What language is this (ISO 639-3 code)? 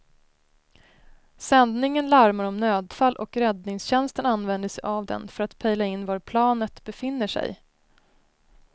swe